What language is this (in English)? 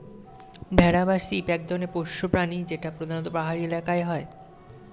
Bangla